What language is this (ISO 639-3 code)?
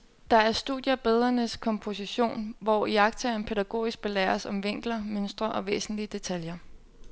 dan